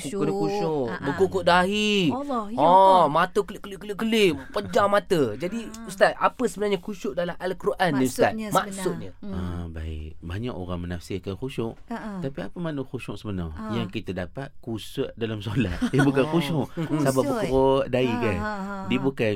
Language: Malay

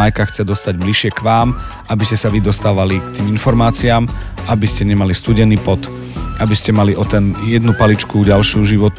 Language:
Slovak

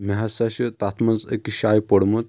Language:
Kashmiri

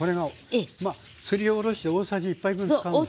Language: Japanese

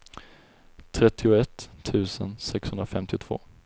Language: Swedish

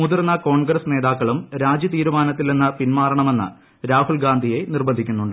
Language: Malayalam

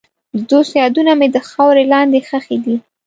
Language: Pashto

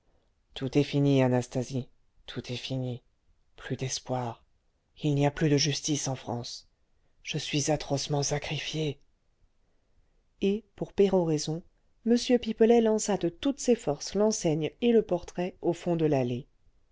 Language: French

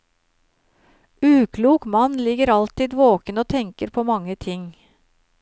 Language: Norwegian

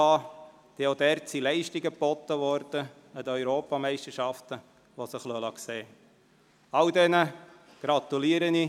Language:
Swiss German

